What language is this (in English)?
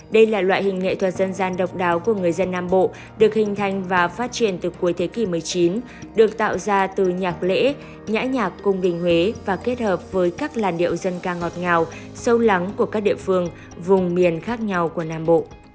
Vietnamese